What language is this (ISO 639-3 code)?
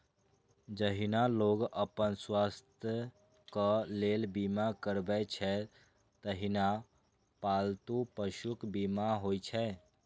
mai